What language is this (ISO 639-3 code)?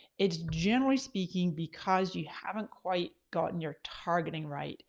eng